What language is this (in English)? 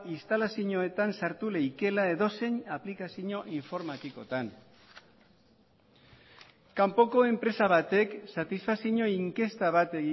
Basque